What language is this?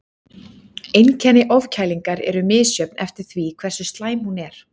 Icelandic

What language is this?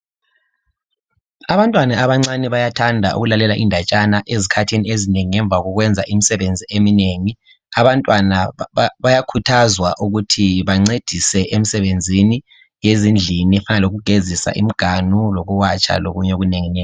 North Ndebele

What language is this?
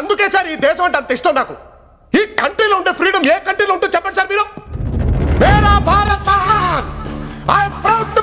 Telugu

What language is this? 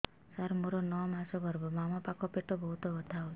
Odia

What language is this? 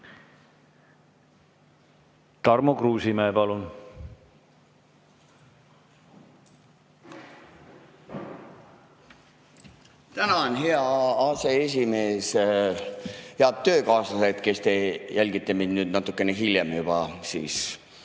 Estonian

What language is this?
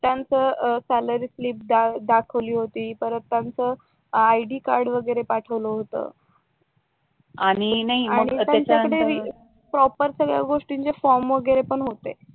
Marathi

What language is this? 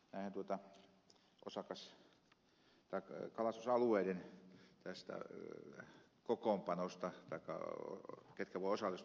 Finnish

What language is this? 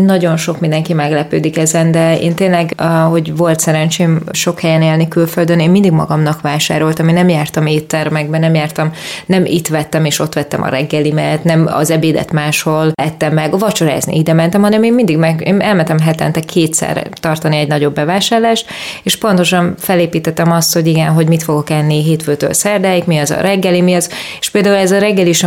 Hungarian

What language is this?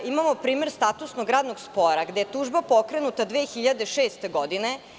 Serbian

